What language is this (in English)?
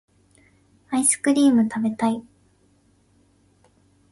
Japanese